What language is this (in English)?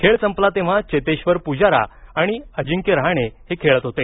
Marathi